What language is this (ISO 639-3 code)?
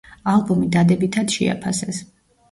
kat